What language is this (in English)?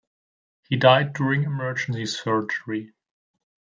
English